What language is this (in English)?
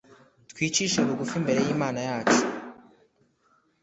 Kinyarwanda